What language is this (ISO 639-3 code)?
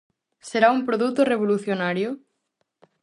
glg